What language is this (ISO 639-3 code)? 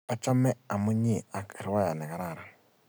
kln